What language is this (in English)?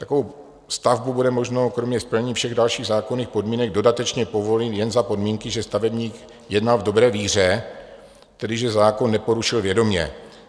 Czech